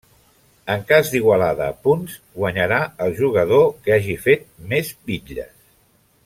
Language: Catalan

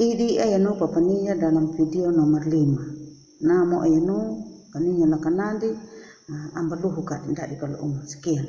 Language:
Indonesian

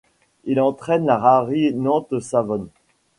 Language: French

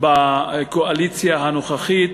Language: Hebrew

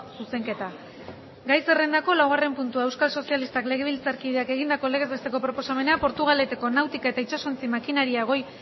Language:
Basque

